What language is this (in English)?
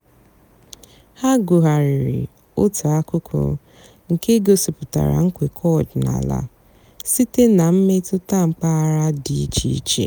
Igbo